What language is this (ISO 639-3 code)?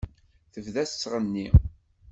kab